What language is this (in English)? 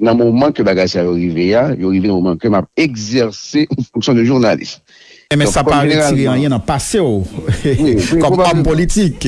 French